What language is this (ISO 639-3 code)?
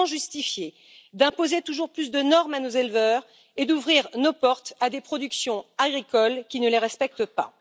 fra